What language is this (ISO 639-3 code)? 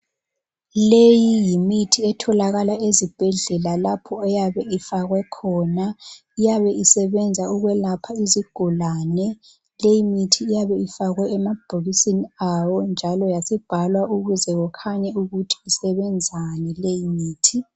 nde